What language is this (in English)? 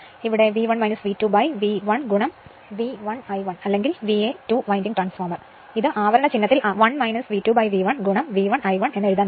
Malayalam